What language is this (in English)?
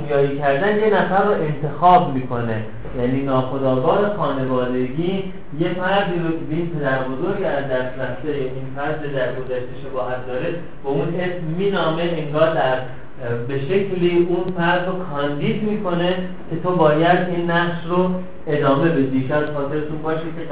Persian